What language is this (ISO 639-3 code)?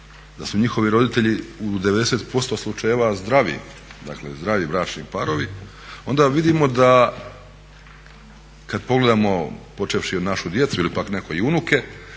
hrv